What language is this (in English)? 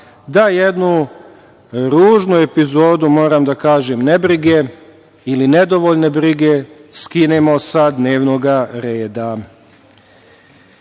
Serbian